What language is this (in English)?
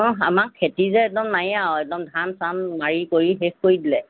Assamese